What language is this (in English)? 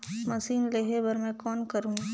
Chhattisgarhi